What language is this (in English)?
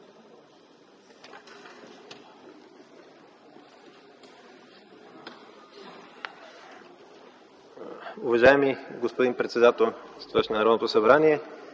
Bulgarian